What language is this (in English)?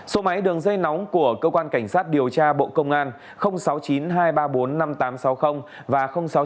Vietnamese